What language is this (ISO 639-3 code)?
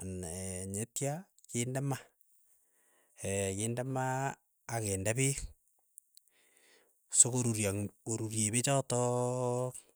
eyo